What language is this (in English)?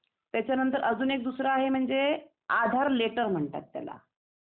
Marathi